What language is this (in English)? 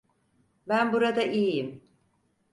Turkish